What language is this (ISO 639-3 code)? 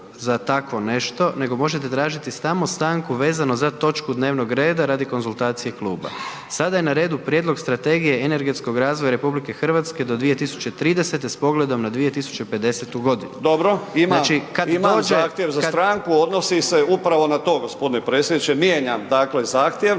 hrv